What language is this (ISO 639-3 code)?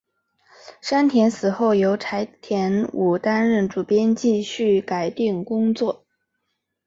zho